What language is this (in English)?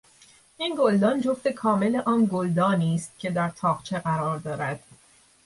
Persian